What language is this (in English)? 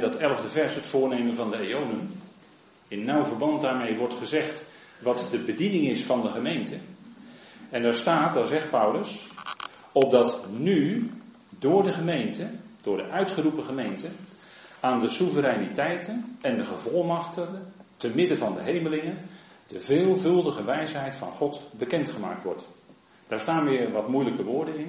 Dutch